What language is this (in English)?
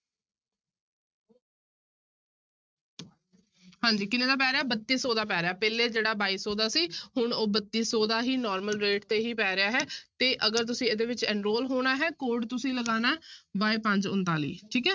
Punjabi